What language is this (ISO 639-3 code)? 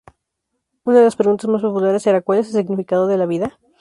spa